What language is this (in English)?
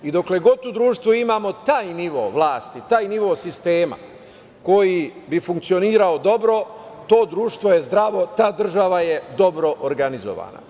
Serbian